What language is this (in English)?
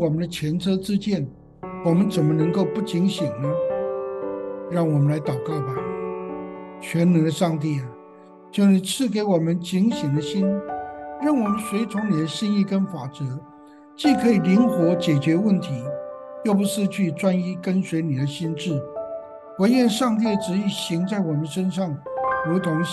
Chinese